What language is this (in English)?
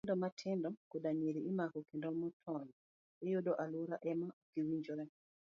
Luo (Kenya and Tanzania)